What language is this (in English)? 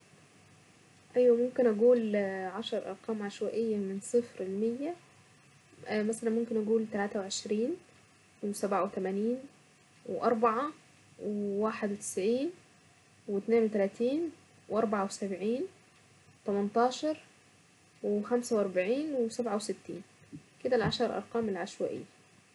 Saidi Arabic